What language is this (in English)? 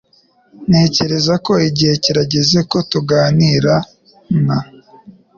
Kinyarwanda